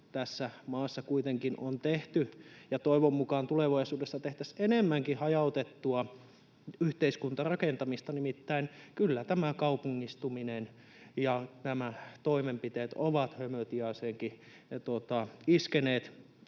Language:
Finnish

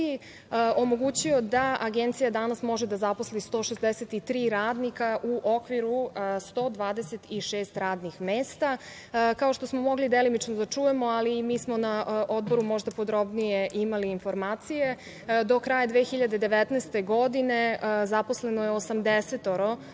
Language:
Serbian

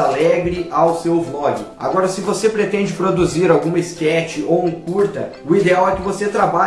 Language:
Portuguese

